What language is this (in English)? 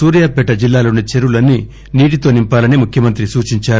Telugu